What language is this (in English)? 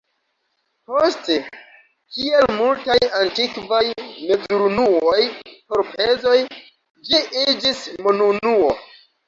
Esperanto